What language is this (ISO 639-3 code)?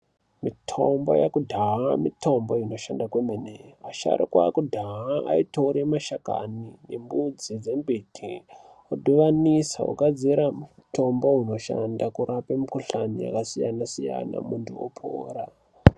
ndc